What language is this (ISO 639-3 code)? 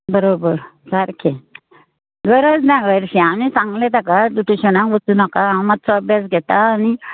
kok